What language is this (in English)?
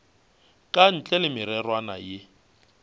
Northern Sotho